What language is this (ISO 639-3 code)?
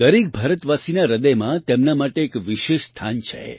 guj